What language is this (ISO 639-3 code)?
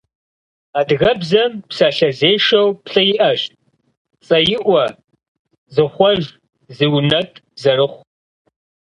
kbd